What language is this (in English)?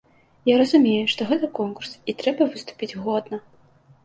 Belarusian